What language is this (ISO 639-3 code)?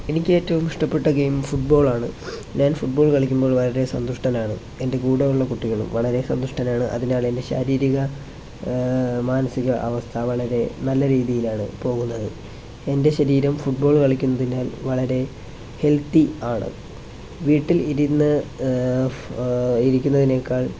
mal